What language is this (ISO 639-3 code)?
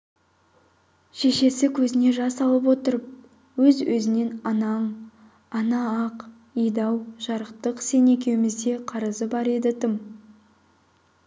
kaz